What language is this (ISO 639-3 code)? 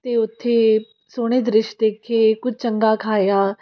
pan